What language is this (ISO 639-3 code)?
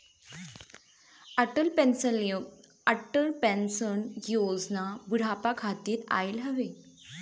bho